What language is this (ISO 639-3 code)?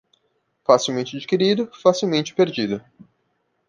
por